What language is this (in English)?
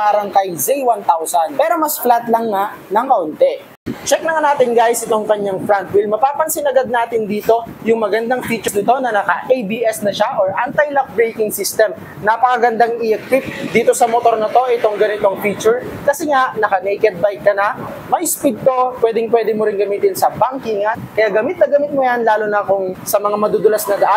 Filipino